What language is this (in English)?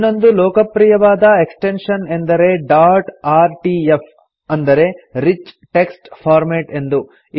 Kannada